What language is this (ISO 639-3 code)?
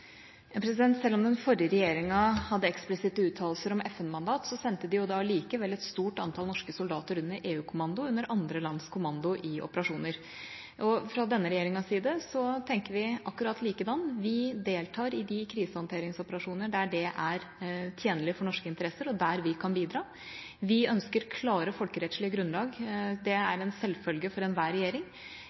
nob